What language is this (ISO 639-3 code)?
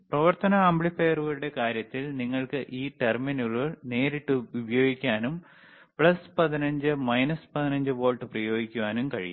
mal